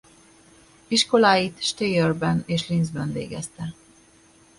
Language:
Hungarian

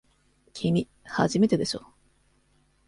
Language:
Japanese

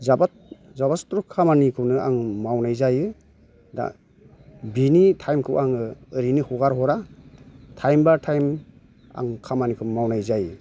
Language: Bodo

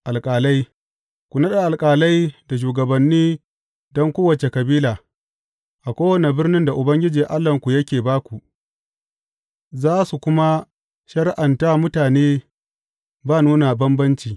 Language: Hausa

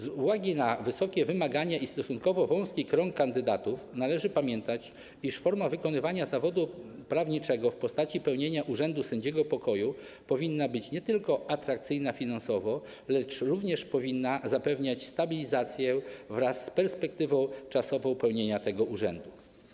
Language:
Polish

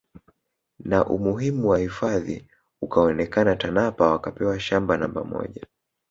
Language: Swahili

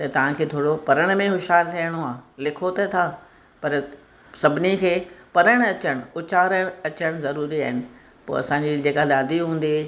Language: Sindhi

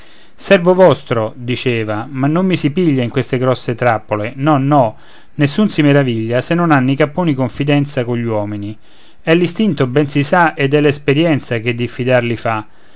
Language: Italian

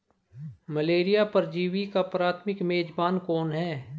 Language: Hindi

